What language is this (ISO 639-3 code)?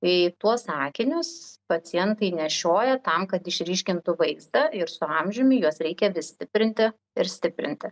lit